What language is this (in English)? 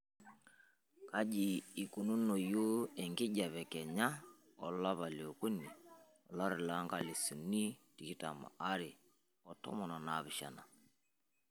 Masai